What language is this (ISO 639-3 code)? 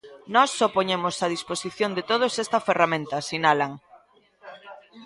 glg